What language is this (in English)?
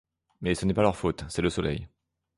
French